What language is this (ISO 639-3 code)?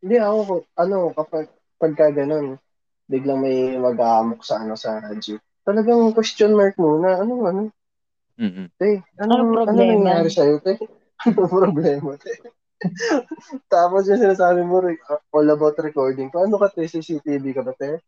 fil